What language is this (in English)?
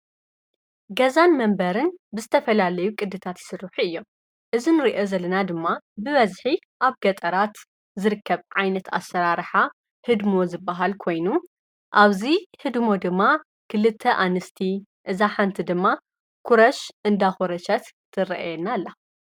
Tigrinya